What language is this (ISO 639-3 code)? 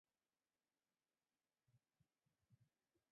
zho